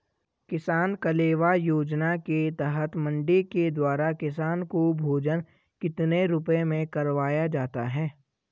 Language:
Hindi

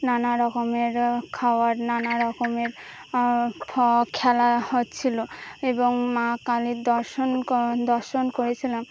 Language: Bangla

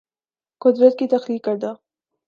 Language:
Urdu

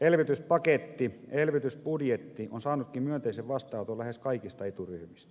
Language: Finnish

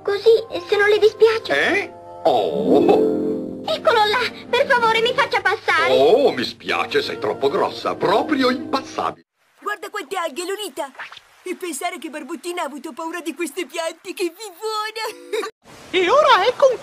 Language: Italian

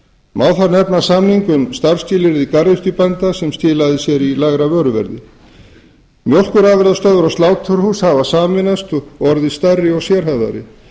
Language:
Icelandic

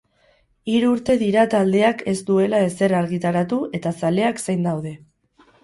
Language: Basque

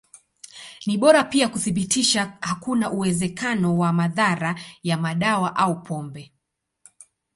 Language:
Swahili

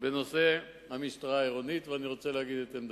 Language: Hebrew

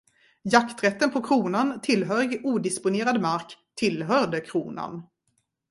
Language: Swedish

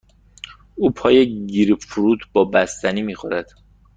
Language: Persian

